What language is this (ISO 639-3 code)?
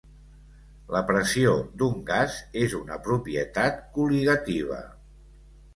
cat